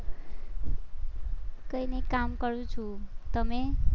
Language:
Gujarati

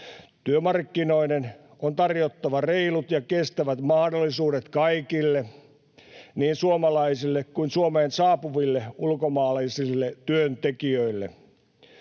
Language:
Finnish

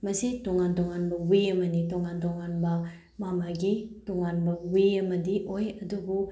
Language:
Manipuri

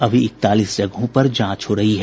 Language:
Hindi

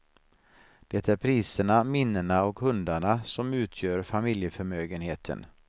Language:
Swedish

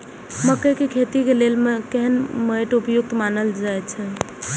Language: Maithili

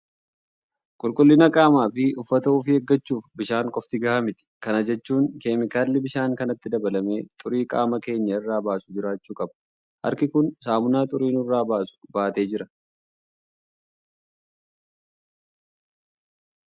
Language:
Oromo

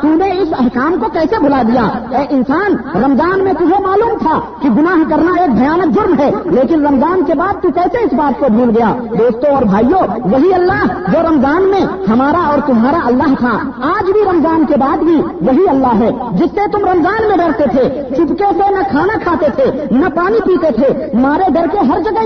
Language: Urdu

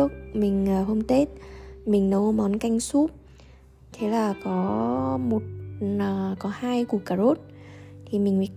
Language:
Vietnamese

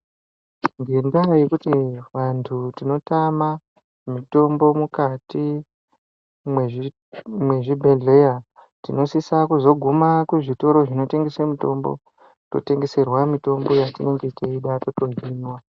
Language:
Ndau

